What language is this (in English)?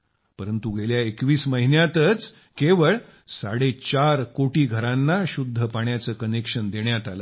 Marathi